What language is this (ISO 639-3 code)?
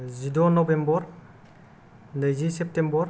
brx